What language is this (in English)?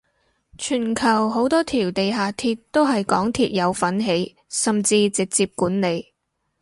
Cantonese